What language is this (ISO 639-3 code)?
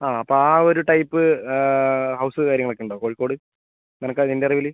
mal